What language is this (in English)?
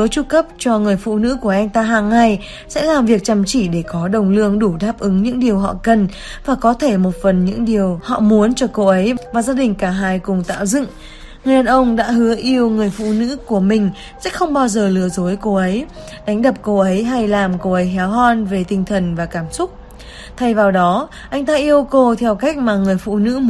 Vietnamese